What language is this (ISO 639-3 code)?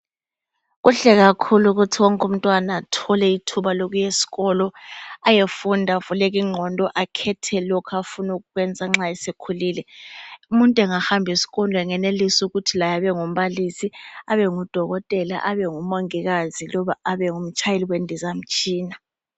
nde